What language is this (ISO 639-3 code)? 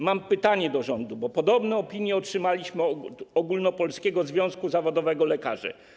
pol